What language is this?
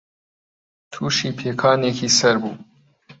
Central Kurdish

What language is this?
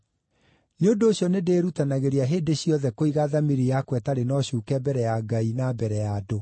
Kikuyu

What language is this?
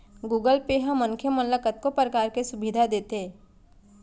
Chhattisgarhi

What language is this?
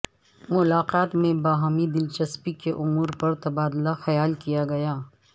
Urdu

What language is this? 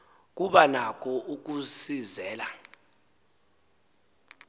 Xhosa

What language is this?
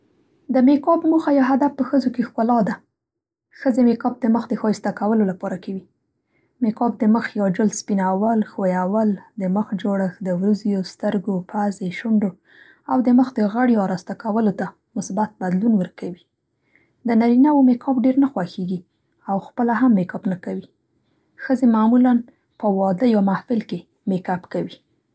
Central Pashto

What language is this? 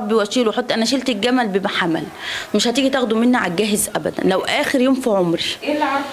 Arabic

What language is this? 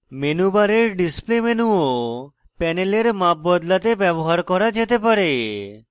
Bangla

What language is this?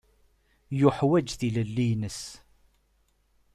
Kabyle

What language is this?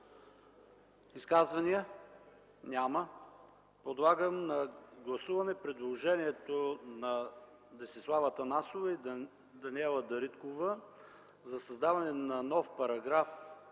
Bulgarian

